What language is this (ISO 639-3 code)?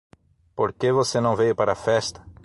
por